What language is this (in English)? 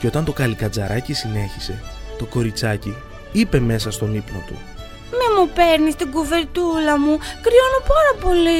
Greek